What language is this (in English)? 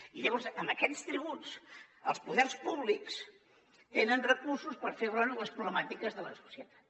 Catalan